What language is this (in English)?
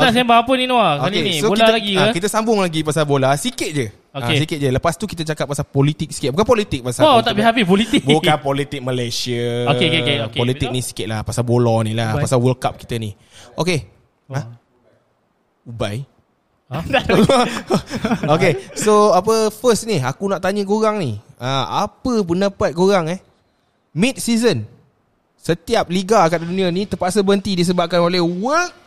Malay